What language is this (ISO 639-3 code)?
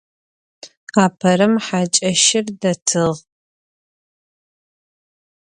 ady